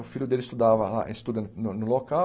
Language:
Portuguese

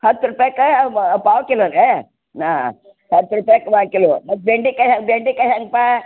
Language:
Kannada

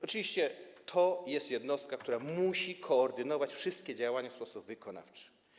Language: Polish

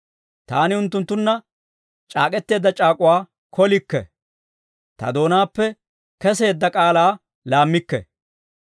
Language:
Dawro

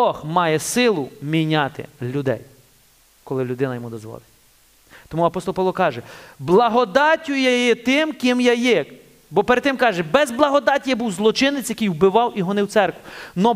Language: Ukrainian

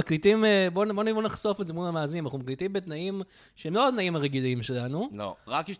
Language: Hebrew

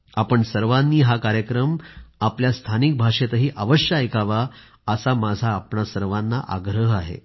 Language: Marathi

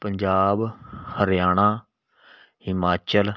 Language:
Punjabi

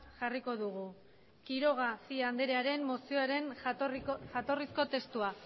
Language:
Basque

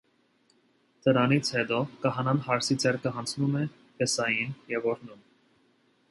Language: Armenian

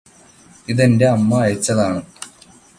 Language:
Malayalam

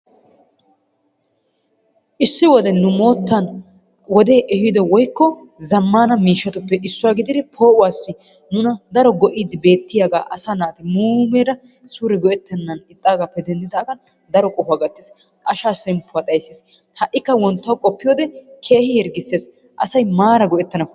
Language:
Wolaytta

